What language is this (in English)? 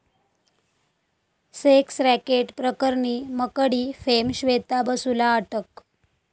Marathi